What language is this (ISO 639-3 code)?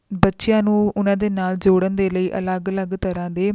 pan